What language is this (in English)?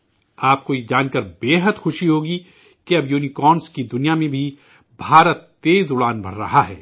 Urdu